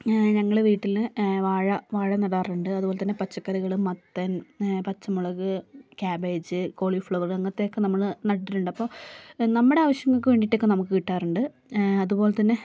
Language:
Malayalam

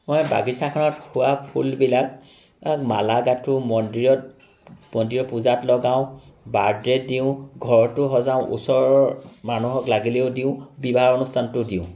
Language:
Assamese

